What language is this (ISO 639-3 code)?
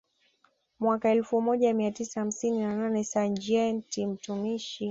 swa